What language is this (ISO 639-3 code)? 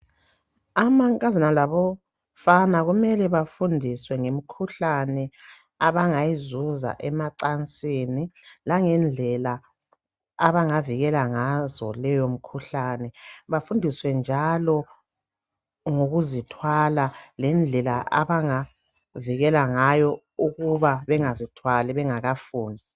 nde